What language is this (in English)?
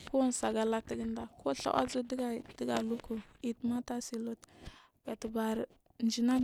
Marghi South